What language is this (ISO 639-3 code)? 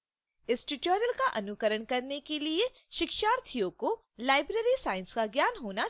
hin